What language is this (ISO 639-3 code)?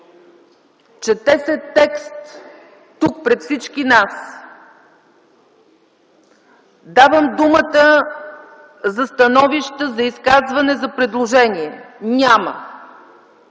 bul